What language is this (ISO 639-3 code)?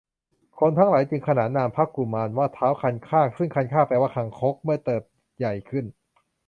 tha